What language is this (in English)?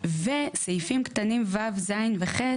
Hebrew